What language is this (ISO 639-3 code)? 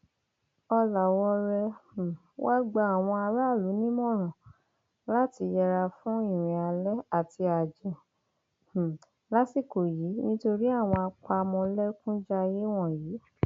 yor